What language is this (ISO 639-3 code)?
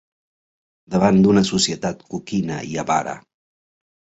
cat